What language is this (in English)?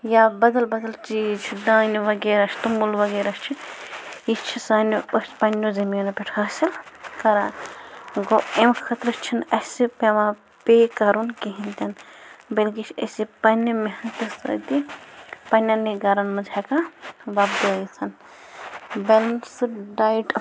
Kashmiri